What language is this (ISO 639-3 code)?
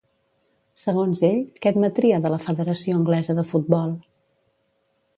cat